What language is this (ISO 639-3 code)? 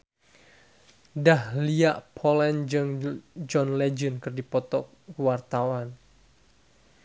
sun